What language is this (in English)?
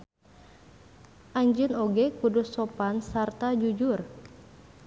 Sundanese